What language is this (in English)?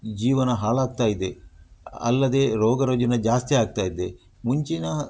Kannada